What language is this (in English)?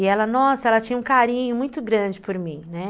Portuguese